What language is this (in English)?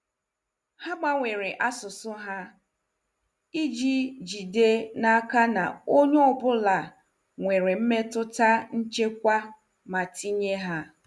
Igbo